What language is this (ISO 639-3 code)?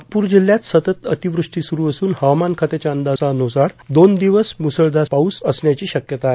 mar